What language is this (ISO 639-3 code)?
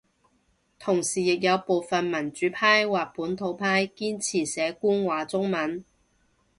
yue